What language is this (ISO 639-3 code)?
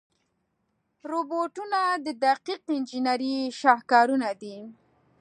pus